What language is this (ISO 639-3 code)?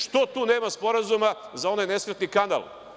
srp